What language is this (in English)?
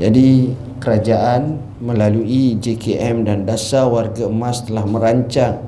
Malay